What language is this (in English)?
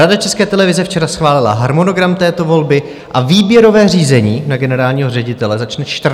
Czech